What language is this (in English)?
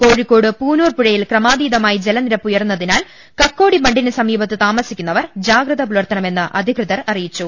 Malayalam